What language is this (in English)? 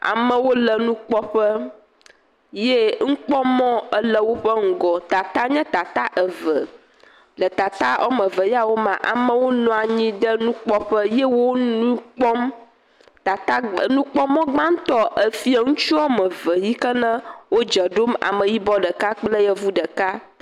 Ewe